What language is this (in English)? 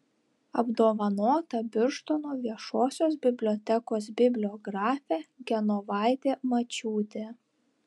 Lithuanian